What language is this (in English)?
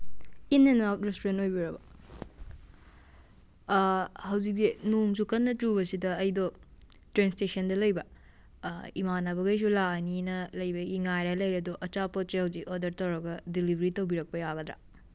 Manipuri